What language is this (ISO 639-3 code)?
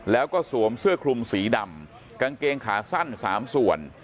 tha